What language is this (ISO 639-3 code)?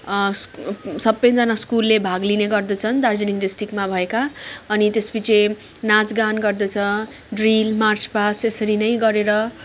nep